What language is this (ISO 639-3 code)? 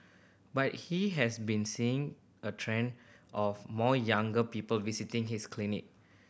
eng